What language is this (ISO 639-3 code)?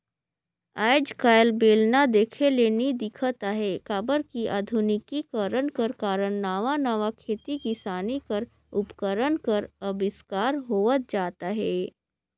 hne